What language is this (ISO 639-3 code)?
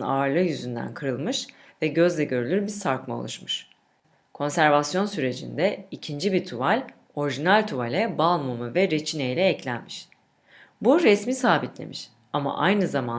tur